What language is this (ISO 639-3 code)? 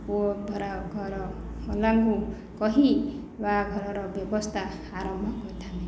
ori